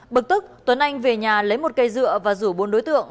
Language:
Vietnamese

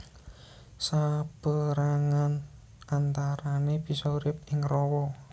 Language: Javanese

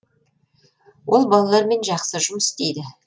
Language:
Kazakh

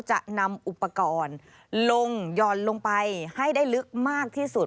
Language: Thai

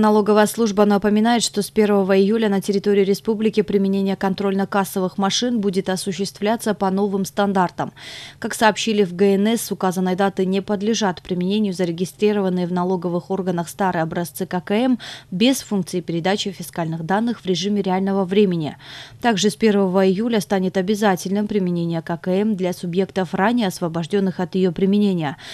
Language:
Russian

